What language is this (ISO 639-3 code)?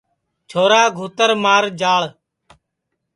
ssi